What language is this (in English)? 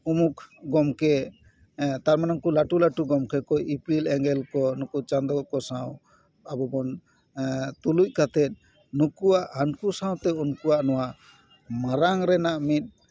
Santali